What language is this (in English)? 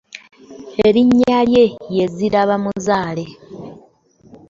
Ganda